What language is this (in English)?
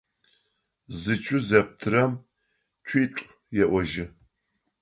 Adyghe